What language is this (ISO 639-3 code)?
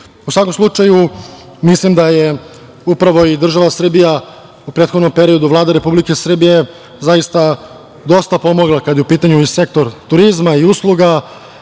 srp